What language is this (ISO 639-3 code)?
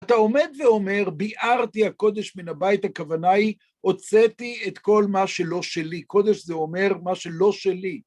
heb